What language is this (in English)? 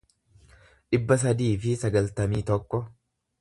Oromo